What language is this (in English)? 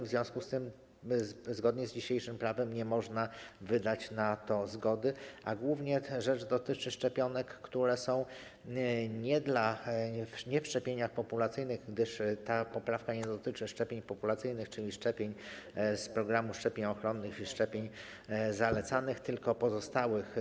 Polish